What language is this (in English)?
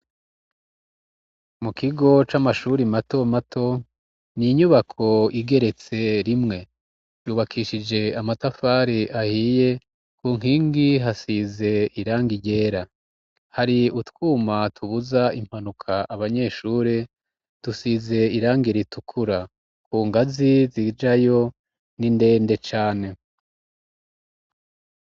Rundi